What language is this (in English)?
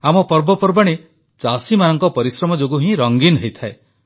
Odia